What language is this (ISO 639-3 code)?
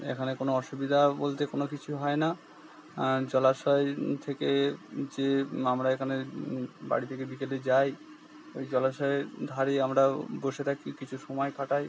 ben